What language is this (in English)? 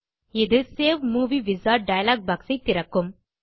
Tamil